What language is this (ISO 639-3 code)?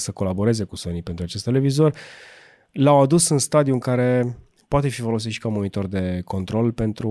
ron